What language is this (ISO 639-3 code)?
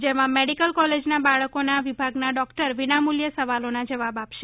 guj